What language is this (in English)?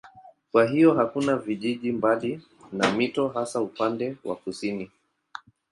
Swahili